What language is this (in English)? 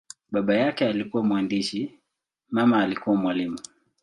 Swahili